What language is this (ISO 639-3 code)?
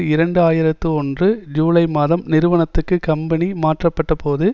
tam